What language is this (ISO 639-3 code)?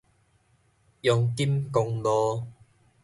nan